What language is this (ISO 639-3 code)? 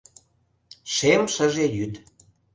chm